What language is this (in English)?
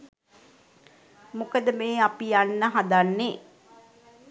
Sinhala